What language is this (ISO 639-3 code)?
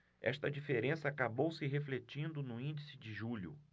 por